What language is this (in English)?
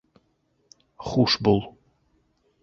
Bashkir